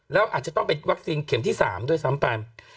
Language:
Thai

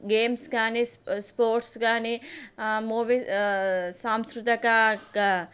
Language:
Telugu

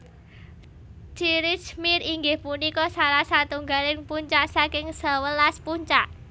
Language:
Javanese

